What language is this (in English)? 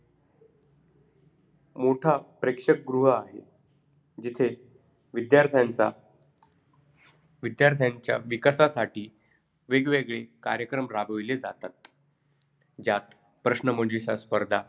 Marathi